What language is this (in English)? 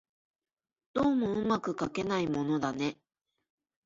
Japanese